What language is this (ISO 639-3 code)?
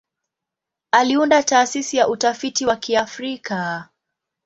swa